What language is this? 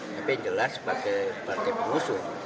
Indonesian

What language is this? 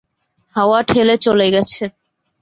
Bangla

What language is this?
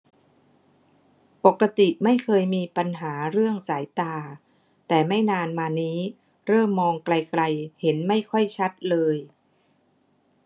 Thai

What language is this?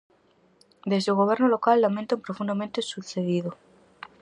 Galician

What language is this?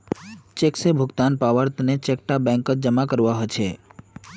Magahi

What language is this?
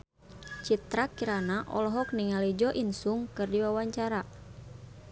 Sundanese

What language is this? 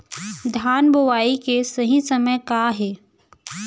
Chhattisgarhi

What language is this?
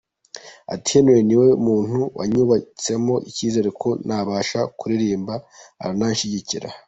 Kinyarwanda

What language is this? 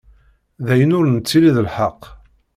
Kabyle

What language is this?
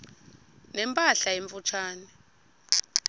Xhosa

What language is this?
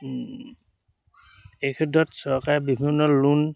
Assamese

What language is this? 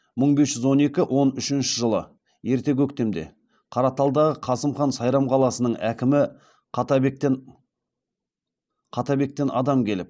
Kazakh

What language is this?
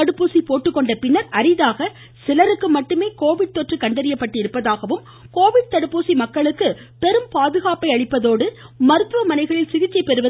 Tamil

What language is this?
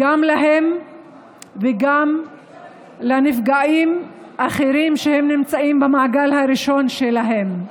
Hebrew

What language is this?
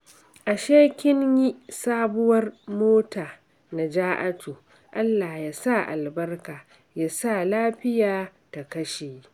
Hausa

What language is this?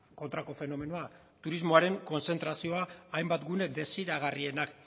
Basque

